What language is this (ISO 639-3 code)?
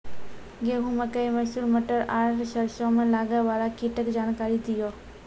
mai